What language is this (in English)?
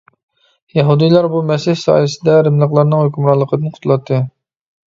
Uyghur